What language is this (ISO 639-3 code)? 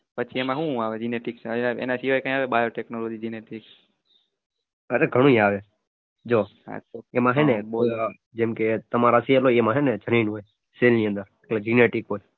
guj